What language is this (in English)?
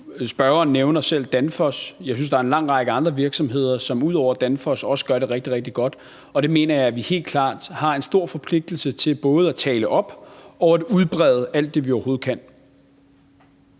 Danish